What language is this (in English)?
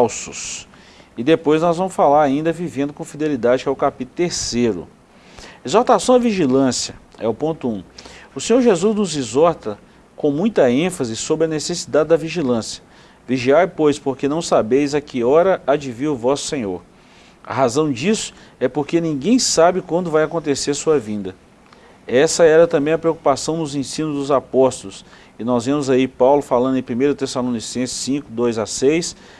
Portuguese